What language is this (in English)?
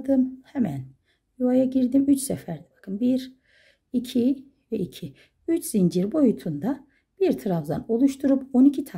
Turkish